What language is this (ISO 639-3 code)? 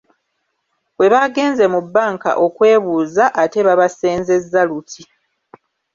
lug